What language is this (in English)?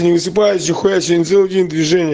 Russian